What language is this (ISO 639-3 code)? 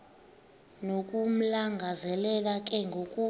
xho